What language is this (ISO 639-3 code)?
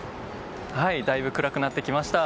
jpn